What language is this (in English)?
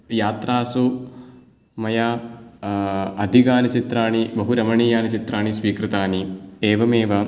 Sanskrit